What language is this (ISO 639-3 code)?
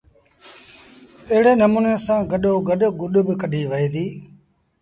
sbn